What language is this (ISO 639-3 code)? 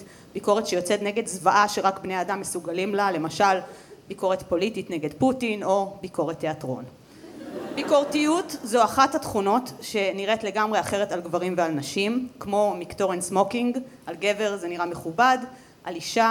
heb